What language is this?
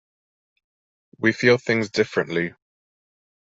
English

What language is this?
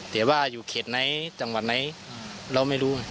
Thai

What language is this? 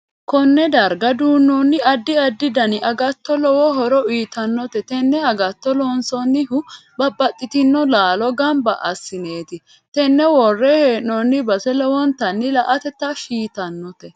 Sidamo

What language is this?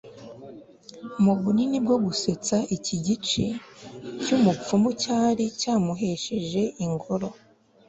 Kinyarwanda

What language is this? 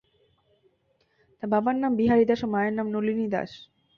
Bangla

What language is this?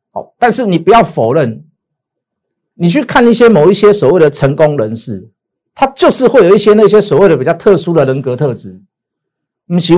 Chinese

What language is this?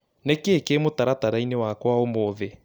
Kikuyu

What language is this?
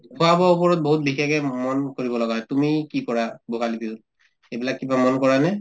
Assamese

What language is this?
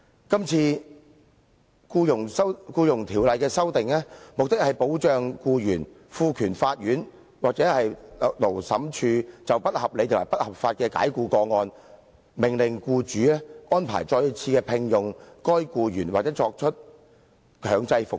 Cantonese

